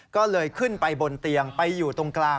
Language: Thai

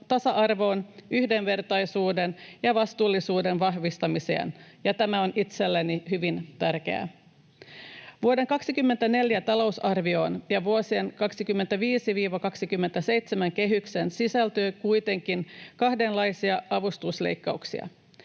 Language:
Finnish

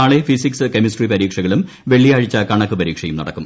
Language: Malayalam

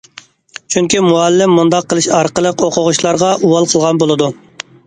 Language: Uyghur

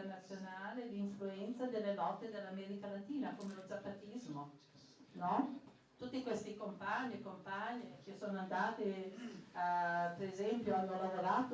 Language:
Italian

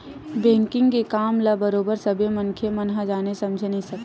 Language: Chhattisgarhi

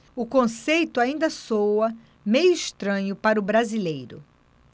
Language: Portuguese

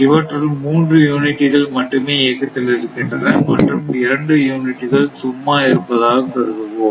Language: Tamil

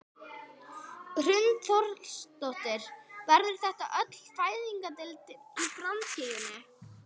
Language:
Icelandic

